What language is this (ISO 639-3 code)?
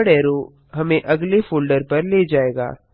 hin